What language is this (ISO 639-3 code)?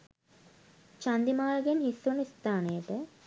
sin